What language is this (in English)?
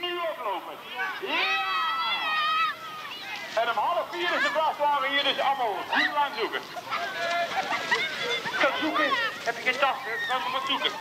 Dutch